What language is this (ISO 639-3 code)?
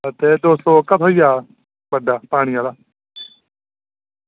doi